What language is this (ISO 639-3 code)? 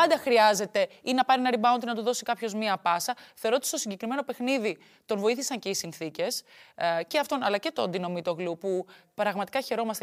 ell